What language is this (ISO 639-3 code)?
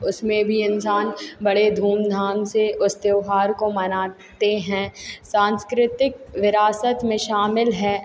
hin